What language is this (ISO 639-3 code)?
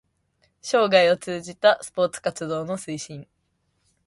jpn